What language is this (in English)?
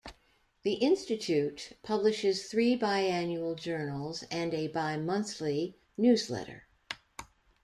English